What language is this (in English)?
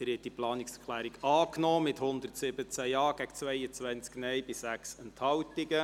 Swiss German